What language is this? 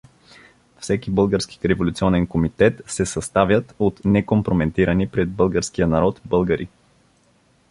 Bulgarian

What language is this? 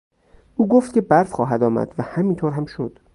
Persian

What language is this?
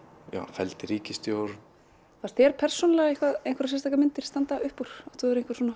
Icelandic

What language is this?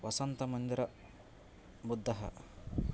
Sanskrit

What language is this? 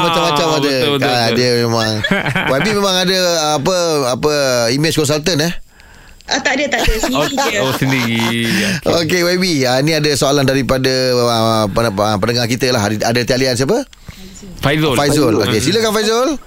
Malay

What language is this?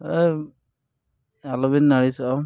Santali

